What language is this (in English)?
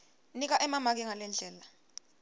Swati